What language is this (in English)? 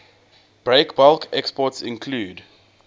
English